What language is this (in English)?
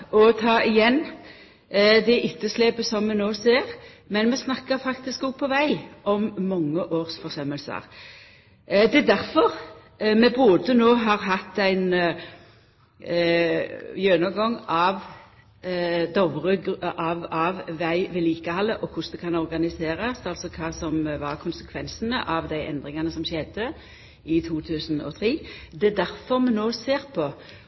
Norwegian Nynorsk